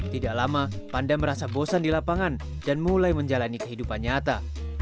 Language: Indonesian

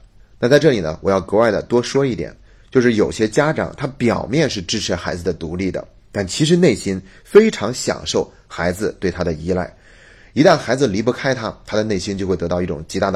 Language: Chinese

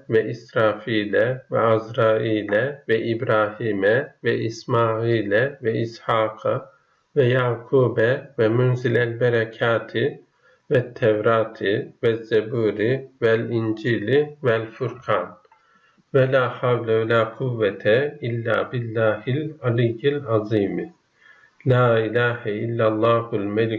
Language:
Turkish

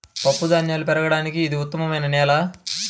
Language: Telugu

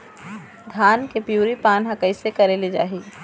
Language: Chhattisgarhi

